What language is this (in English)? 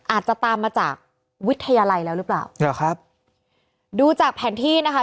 Thai